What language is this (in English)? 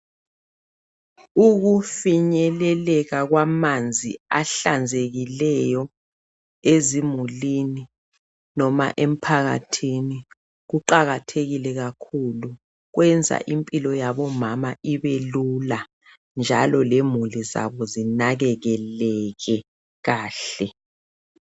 North Ndebele